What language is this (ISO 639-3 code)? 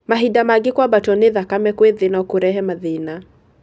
kik